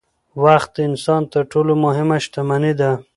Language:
Pashto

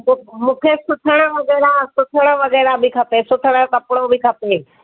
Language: Sindhi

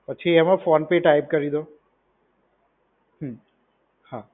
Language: Gujarati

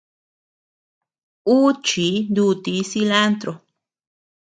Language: Tepeuxila Cuicatec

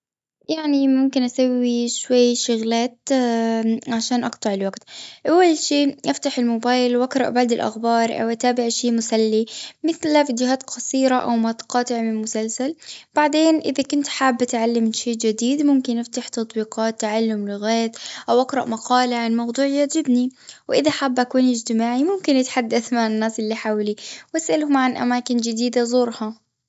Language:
Gulf Arabic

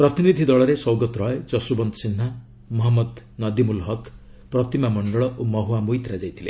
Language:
Odia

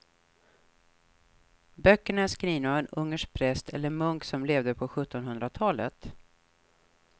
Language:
Swedish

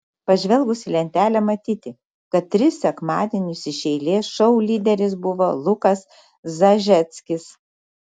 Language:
Lithuanian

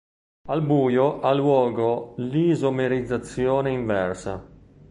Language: Italian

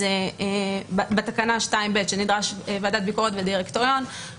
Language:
Hebrew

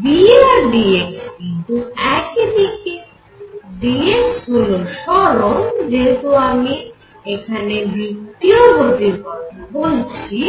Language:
Bangla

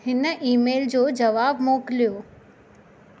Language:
Sindhi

